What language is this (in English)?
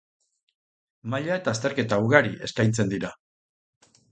Basque